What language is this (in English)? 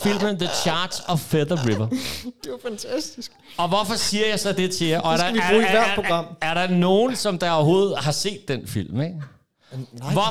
Danish